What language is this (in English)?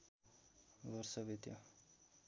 Nepali